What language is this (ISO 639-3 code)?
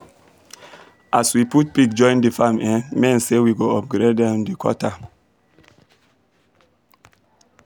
pcm